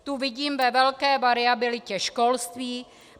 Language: Czech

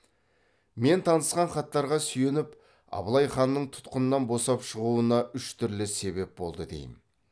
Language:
Kazakh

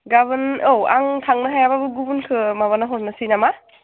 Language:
Bodo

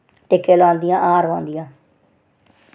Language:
Dogri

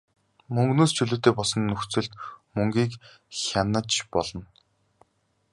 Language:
Mongolian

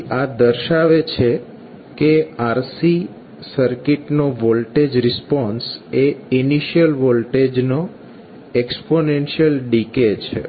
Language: Gujarati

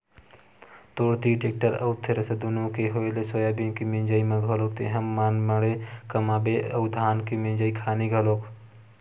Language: Chhattisgarhi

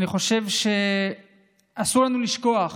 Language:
Hebrew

